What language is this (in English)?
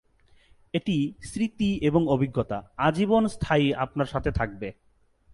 Bangla